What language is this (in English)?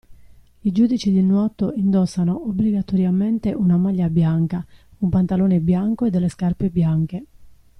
Italian